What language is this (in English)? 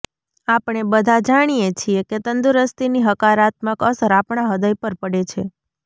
Gujarati